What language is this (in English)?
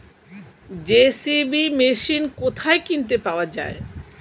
Bangla